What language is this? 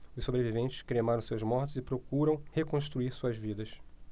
Portuguese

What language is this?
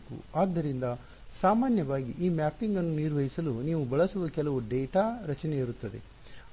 Kannada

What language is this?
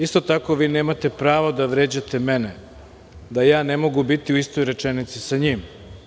Serbian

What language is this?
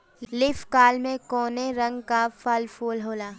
Bhojpuri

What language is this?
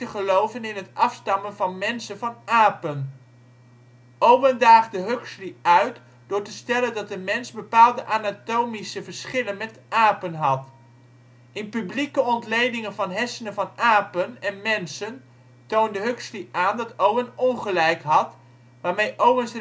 Dutch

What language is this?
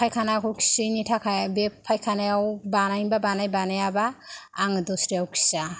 Bodo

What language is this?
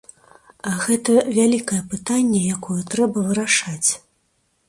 Belarusian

